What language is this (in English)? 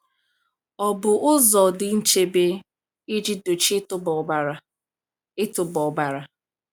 Igbo